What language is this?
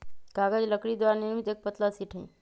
Magahi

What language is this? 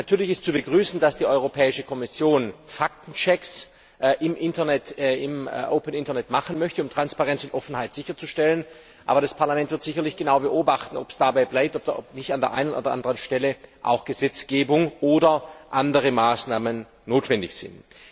German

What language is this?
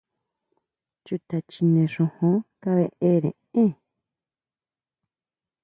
Huautla Mazatec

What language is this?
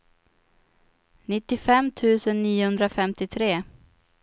Swedish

